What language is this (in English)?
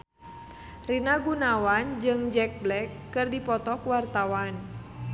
Sundanese